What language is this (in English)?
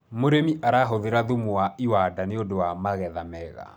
Kikuyu